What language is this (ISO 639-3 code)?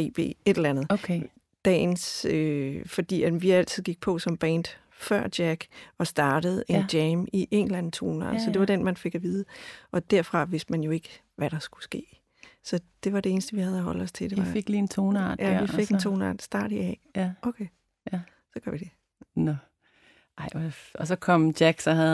dan